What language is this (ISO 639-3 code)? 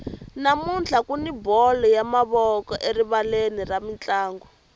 tso